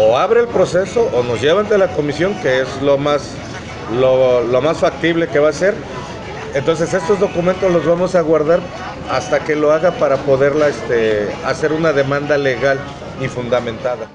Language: Spanish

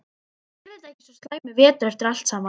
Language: Icelandic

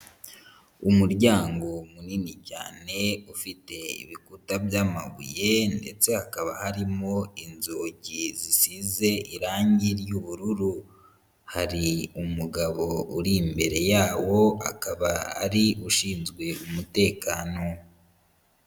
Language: Kinyarwanda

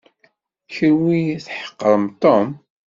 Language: Kabyle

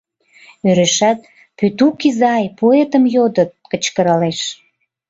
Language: Mari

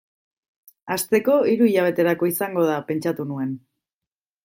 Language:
Basque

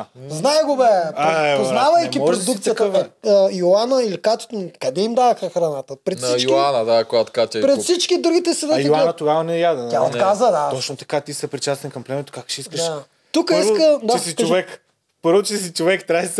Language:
Bulgarian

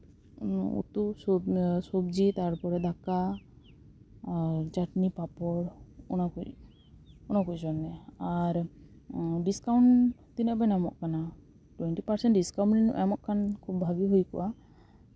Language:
Santali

